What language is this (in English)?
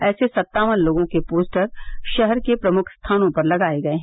Hindi